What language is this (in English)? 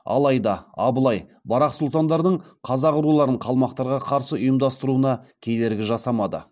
Kazakh